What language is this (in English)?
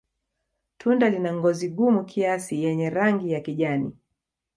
Swahili